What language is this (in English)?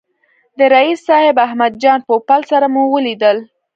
Pashto